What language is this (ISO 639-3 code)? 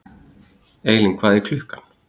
isl